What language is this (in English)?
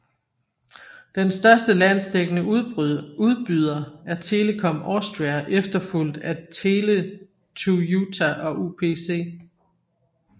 Danish